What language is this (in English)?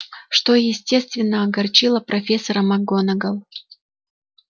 Russian